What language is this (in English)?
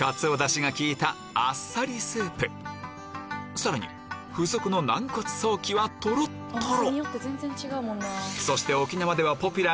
Japanese